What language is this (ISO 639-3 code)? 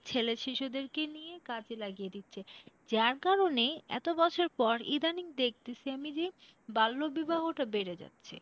ben